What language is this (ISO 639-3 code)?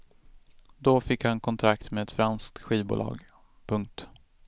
swe